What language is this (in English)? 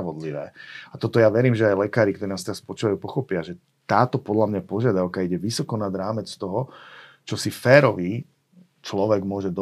Slovak